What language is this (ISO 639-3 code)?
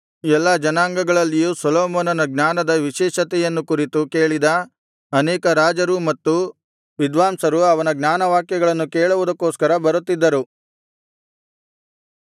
kan